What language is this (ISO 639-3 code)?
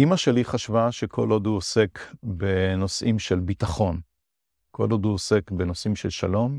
heb